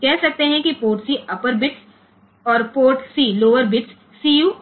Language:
Gujarati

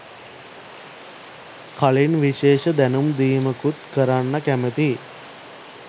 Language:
Sinhala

